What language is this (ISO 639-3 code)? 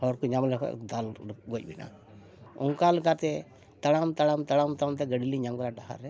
sat